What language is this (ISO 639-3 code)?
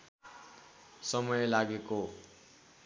nep